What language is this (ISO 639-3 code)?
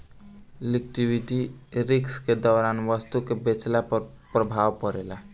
bho